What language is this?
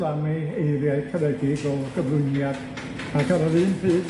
Welsh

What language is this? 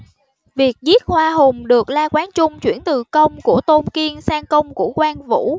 Vietnamese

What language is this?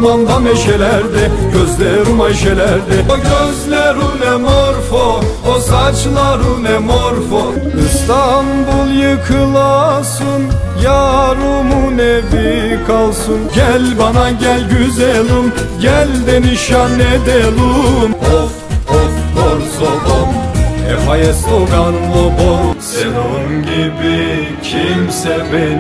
Turkish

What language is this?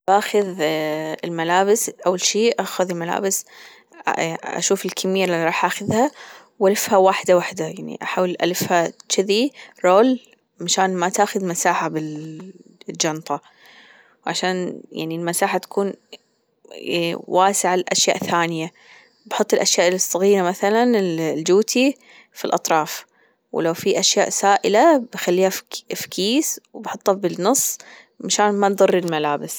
Gulf Arabic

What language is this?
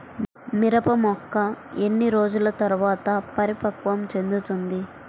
Telugu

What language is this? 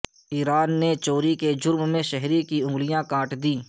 Urdu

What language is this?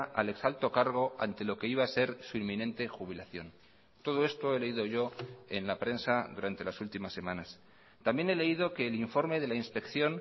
Spanish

